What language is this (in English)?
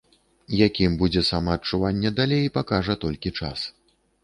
Belarusian